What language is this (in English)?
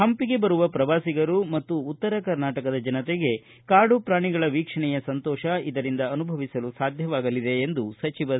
Kannada